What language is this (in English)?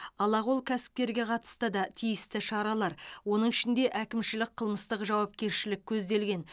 Kazakh